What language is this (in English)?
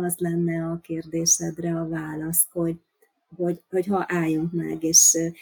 Hungarian